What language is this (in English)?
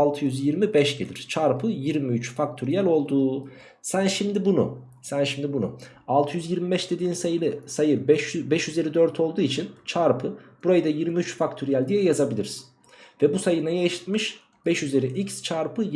Turkish